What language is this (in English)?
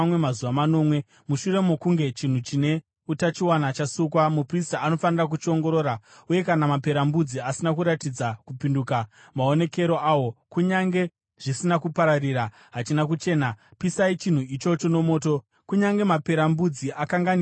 Shona